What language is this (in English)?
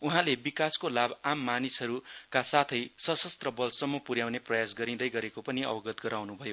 Nepali